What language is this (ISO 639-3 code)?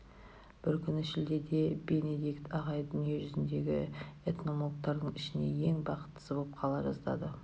kaz